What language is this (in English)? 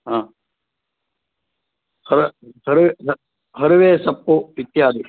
Sanskrit